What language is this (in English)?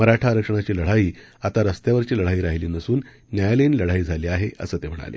Marathi